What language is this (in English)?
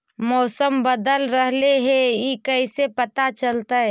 Magahi